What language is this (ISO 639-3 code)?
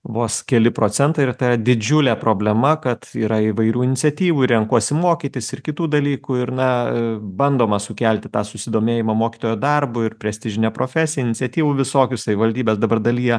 lit